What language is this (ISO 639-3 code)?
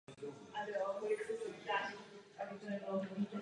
ces